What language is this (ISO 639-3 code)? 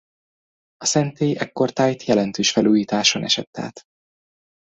hun